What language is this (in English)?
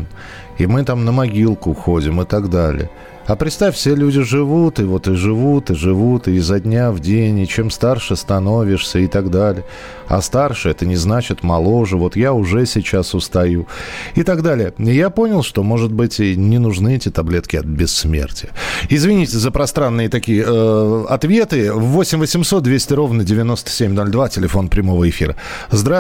Russian